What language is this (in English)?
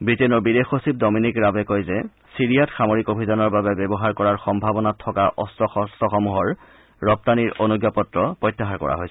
Assamese